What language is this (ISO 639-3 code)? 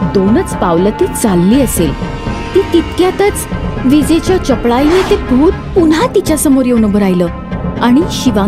mar